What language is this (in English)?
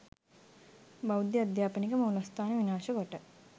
Sinhala